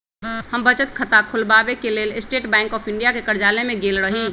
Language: Magahi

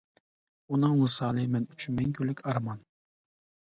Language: Uyghur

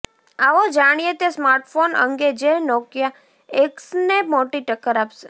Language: Gujarati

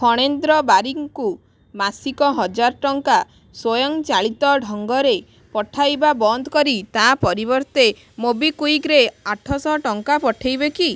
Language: Odia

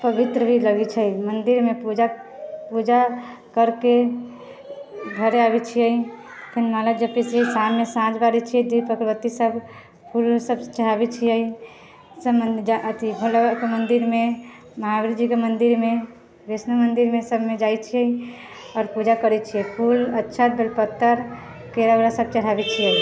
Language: Maithili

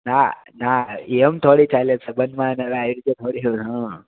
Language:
Gujarati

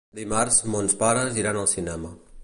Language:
Catalan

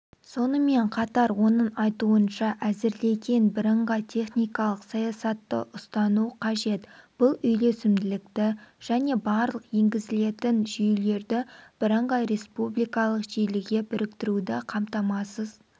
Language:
Kazakh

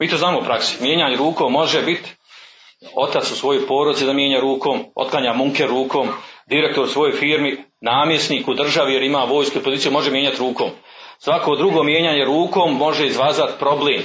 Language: Croatian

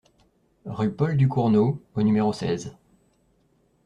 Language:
French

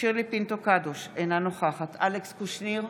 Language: Hebrew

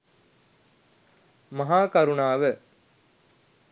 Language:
Sinhala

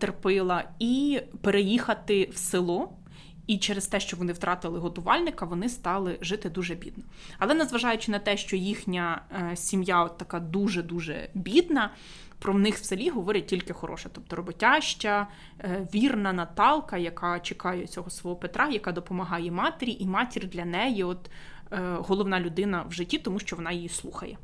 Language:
Ukrainian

